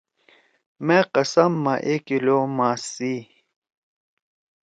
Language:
Torwali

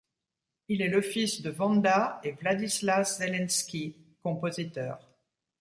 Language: French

